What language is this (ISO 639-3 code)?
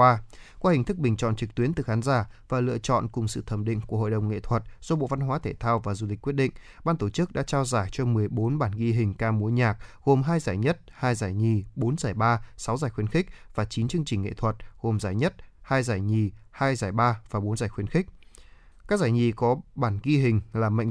vie